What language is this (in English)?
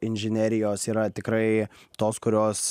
Lithuanian